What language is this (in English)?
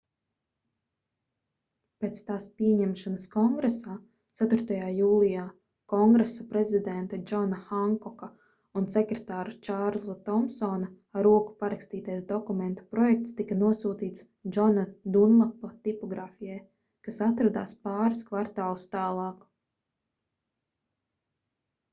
Latvian